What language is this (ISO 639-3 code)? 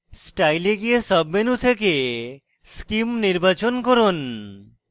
ben